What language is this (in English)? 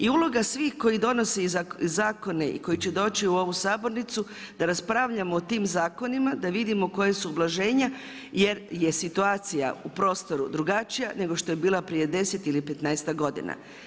Croatian